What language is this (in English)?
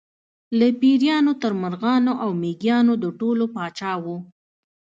Pashto